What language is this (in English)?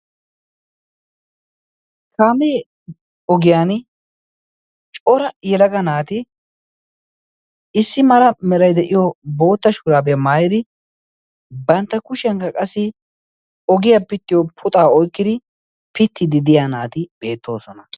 Wolaytta